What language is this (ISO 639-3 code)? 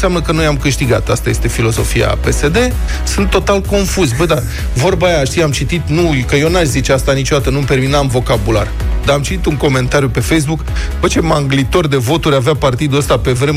ron